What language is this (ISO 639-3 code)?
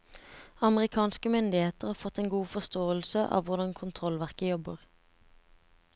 nor